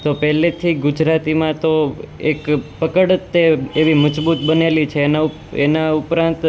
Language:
Gujarati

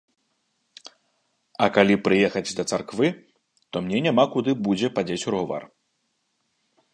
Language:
Belarusian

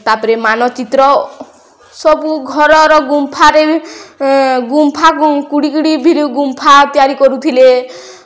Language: Odia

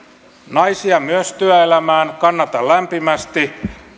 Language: Finnish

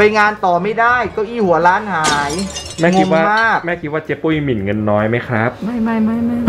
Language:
Thai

